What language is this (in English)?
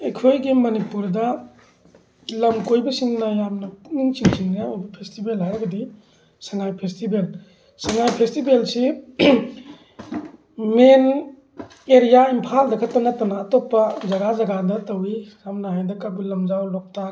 Manipuri